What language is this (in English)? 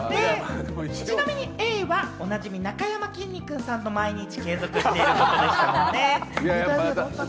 Japanese